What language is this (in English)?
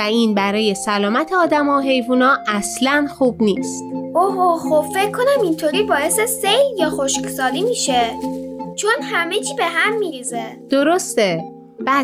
Persian